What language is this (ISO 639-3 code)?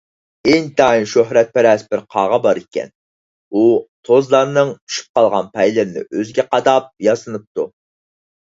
uig